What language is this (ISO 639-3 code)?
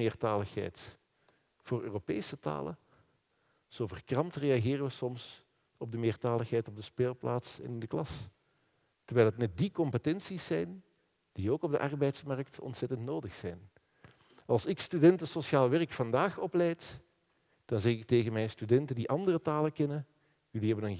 nld